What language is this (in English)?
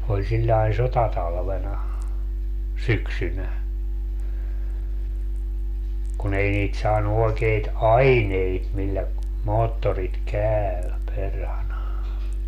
Finnish